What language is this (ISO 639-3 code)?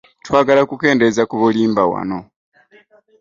lug